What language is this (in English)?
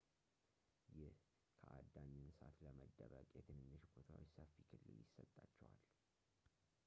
Amharic